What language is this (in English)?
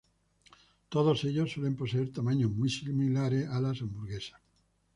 Spanish